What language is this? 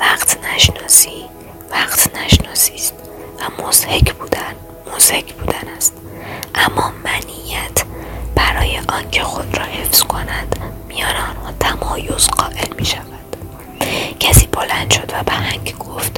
Persian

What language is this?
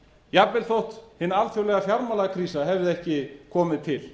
Icelandic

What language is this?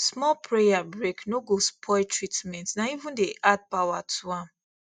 Nigerian Pidgin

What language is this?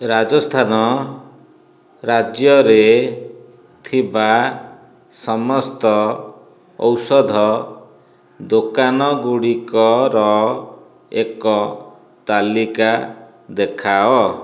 Odia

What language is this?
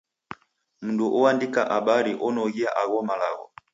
Taita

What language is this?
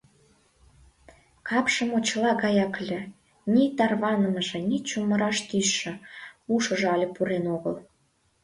Mari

